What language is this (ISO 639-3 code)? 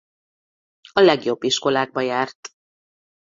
hun